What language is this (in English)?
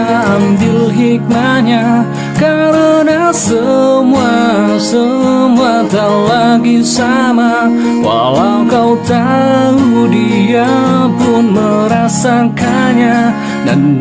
Indonesian